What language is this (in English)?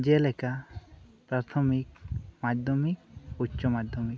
Santali